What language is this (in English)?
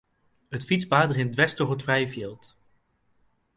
Western Frisian